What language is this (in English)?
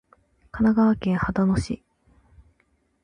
Japanese